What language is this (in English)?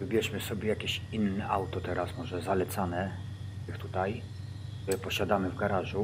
Polish